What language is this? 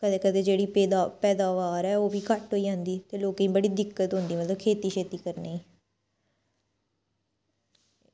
Dogri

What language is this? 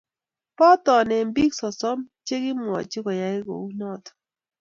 Kalenjin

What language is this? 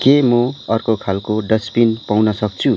Nepali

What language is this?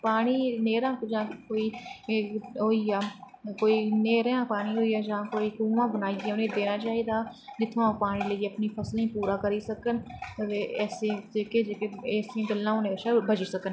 Dogri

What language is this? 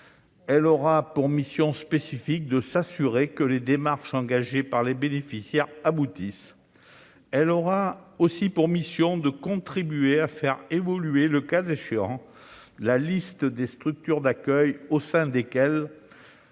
French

